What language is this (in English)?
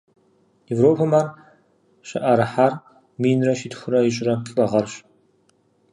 Kabardian